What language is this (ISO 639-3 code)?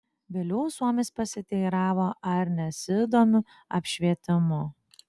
lit